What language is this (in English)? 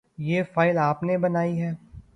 Urdu